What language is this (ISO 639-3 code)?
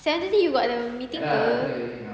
eng